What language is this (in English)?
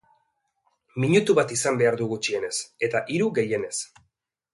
Basque